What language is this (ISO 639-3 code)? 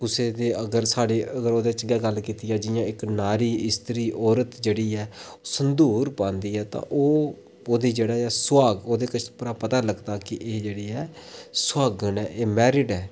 doi